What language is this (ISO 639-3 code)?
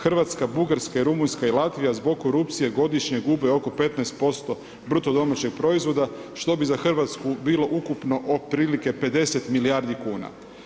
hrv